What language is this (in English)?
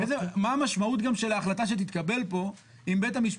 Hebrew